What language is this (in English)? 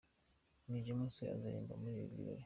Kinyarwanda